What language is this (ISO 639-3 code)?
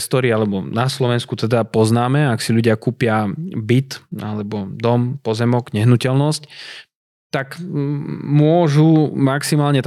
slk